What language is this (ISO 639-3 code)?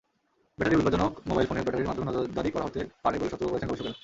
ben